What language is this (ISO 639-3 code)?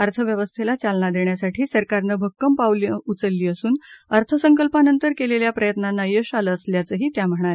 mar